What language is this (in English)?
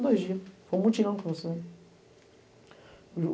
Portuguese